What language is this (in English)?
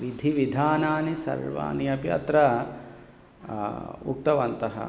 Sanskrit